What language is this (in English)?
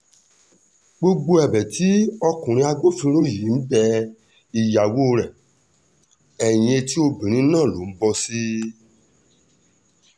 Yoruba